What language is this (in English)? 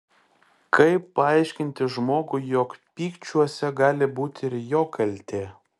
Lithuanian